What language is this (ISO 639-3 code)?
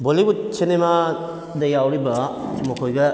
mni